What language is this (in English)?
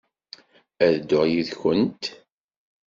Kabyle